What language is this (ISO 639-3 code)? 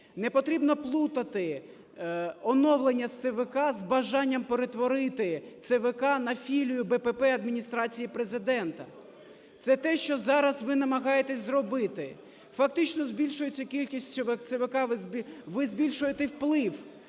ukr